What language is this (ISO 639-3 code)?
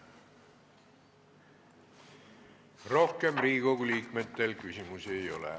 est